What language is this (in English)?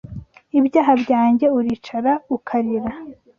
Kinyarwanda